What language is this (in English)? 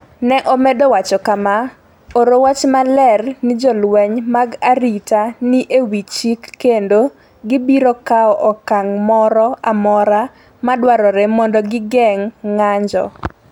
Luo (Kenya and Tanzania)